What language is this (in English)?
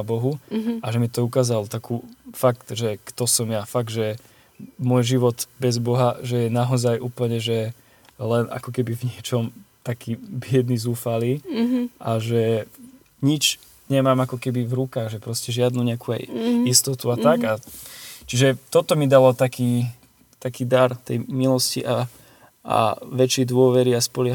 Slovak